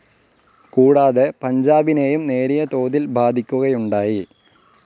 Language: Malayalam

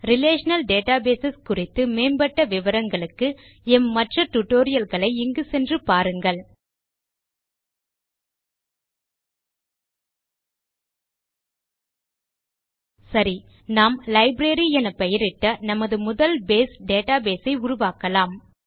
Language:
Tamil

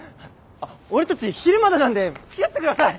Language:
Japanese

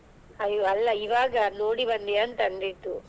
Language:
Kannada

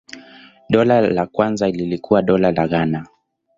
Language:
Swahili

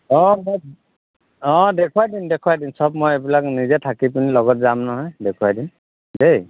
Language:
Assamese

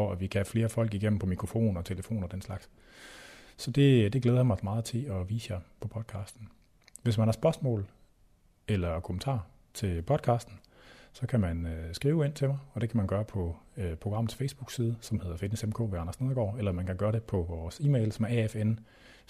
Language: Danish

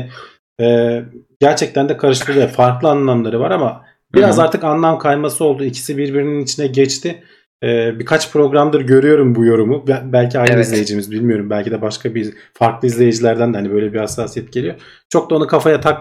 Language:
Turkish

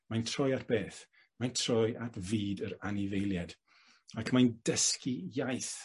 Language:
Welsh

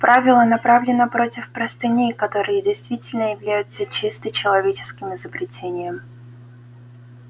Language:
Russian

